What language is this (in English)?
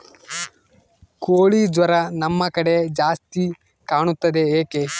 Kannada